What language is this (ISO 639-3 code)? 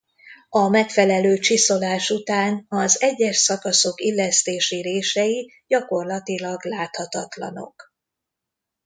hun